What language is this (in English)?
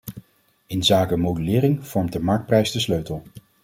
Dutch